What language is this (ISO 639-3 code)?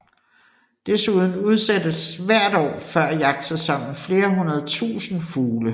dan